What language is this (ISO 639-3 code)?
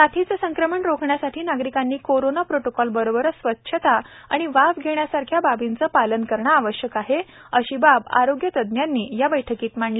mar